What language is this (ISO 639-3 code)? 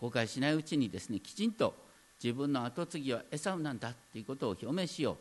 jpn